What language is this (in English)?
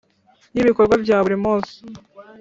Kinyarwanda